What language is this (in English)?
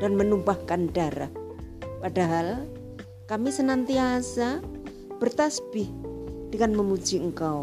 Indonesian